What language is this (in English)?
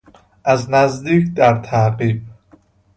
Persian